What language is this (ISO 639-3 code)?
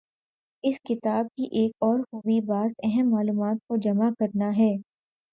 urd